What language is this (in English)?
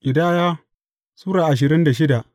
Hausa